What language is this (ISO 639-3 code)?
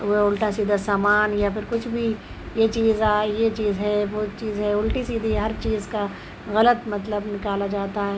urd